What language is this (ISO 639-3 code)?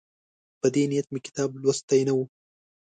pus